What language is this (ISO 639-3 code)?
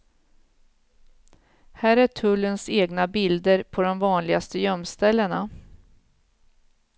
swe